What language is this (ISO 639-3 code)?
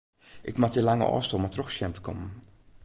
fry